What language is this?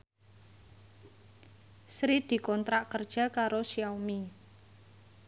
Javanese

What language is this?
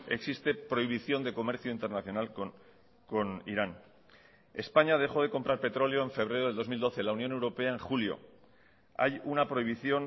Spanish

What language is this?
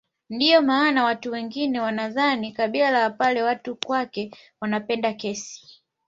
Swahili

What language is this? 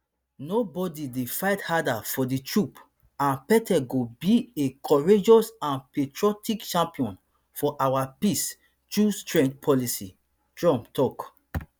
Nigerian Pidgin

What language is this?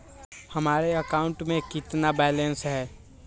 Magahi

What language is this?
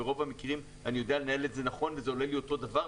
Hebrew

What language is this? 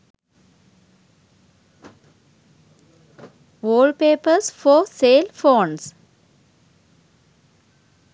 Sinhala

